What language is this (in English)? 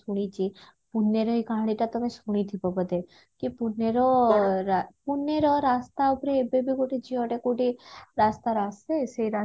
Odia